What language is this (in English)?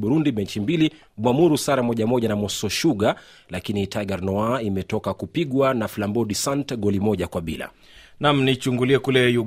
Swahili